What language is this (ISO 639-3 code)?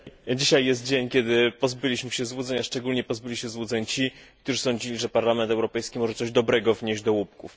pol